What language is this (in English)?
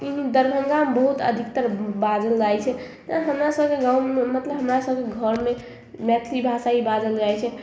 Maithili